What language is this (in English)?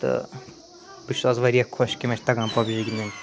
Kashmiri